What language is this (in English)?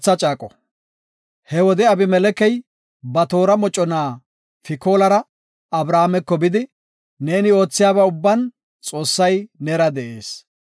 Gofa